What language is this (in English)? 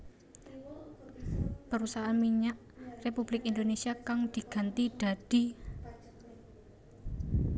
Javanese